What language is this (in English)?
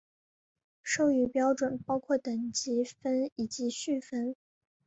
Chinese